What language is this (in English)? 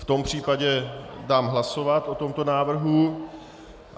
Czech